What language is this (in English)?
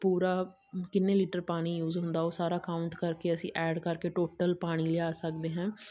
Punjabi